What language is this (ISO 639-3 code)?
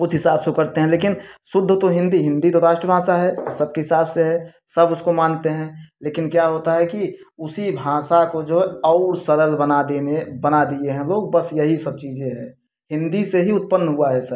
hin